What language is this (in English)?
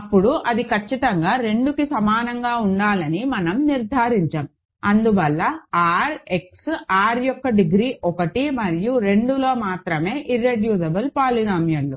Telugu